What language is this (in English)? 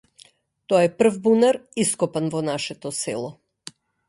Macedonian